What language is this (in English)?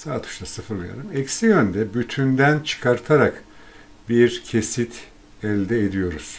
Turkish